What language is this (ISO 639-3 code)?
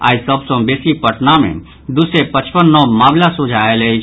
mai